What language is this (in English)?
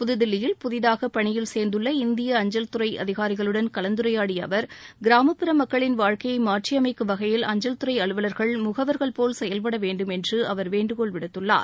Tamil